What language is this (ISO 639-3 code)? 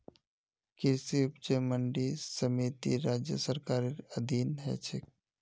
mag